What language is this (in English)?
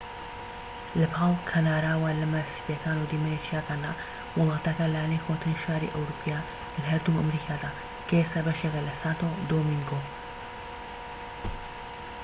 Central Kurdish